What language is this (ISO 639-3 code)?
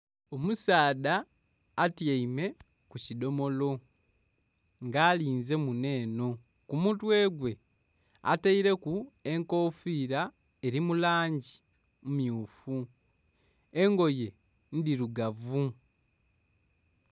xog